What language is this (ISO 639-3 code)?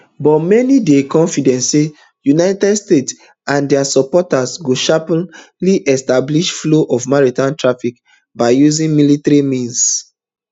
pcm